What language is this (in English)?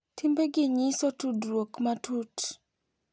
Luo (Kenya and Tanzania)